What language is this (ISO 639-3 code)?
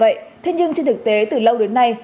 vie